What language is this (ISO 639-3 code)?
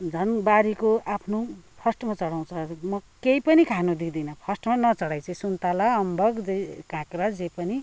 nep